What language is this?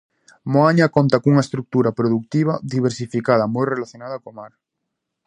Galician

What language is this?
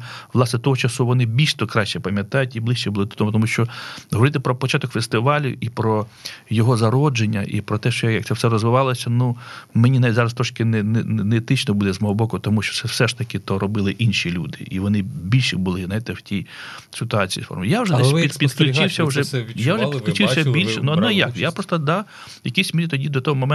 Ukrainian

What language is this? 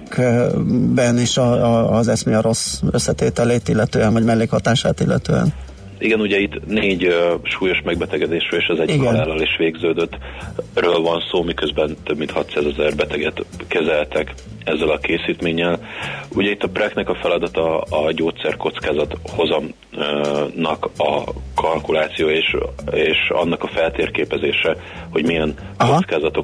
Hungarian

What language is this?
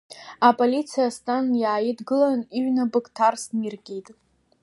Abkhazian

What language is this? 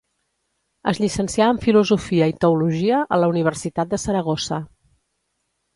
Catalan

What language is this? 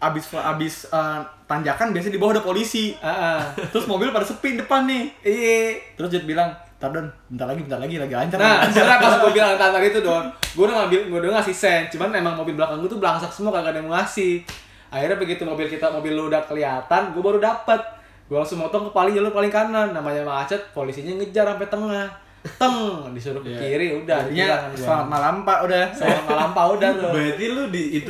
Indonesian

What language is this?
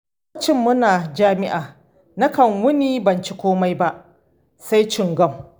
Hausa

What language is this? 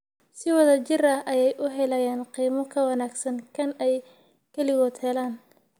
Somali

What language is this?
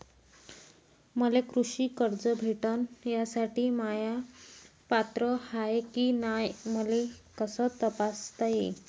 Marathi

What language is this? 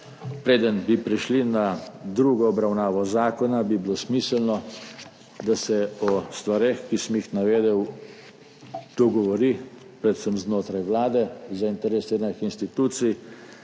Slovenian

